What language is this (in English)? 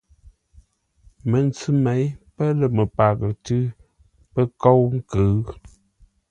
Ngombale